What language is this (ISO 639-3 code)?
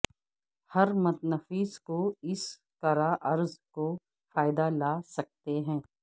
urd